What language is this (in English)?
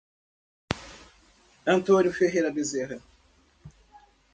Portuguese